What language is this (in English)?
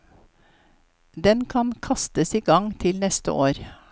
Norwegian